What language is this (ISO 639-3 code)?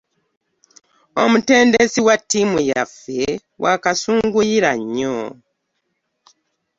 lug